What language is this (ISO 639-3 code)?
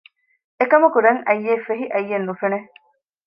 div